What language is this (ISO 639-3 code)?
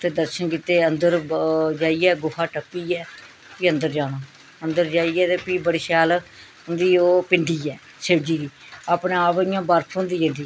doi